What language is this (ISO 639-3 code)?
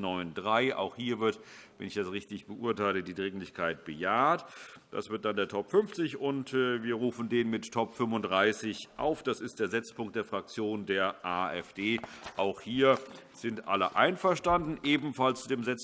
deu